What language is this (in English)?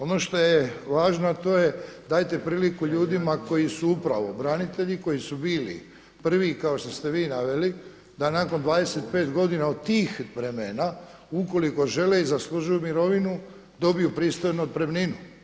Croatian